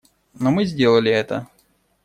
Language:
Russian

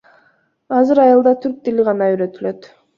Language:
Kyrgyz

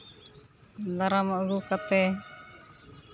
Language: Santali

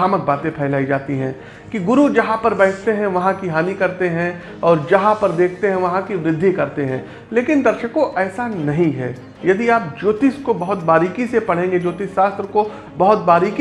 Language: Hindi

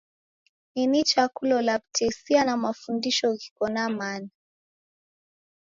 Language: Taita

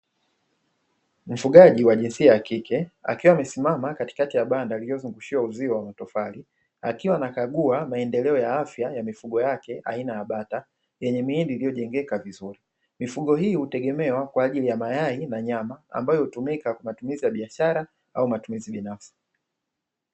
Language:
Swahili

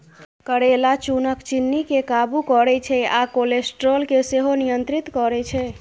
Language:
Maithili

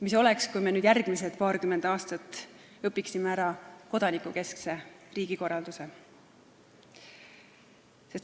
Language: Estonian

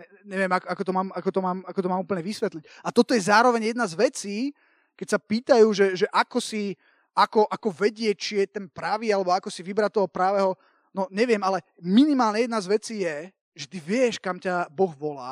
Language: Slovak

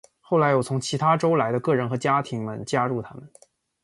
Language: Chinese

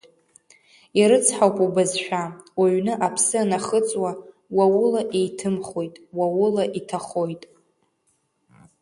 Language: Abkhazian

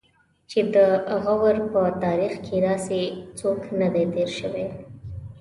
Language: Pashto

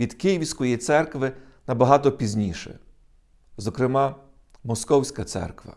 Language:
Ukrainian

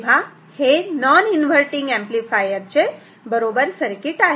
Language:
Marathi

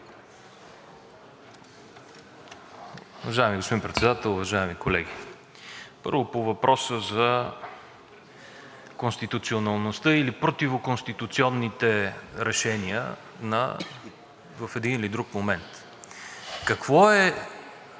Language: Bulgarian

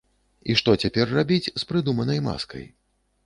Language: Belarusian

